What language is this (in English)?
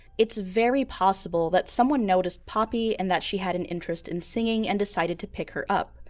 English